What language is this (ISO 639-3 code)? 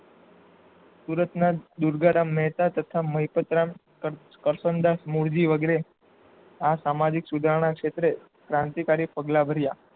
guj